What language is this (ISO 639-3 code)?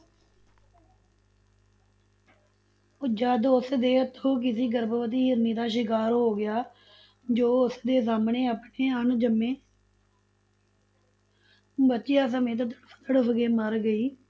pan